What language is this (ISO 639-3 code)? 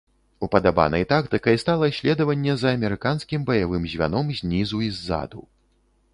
bel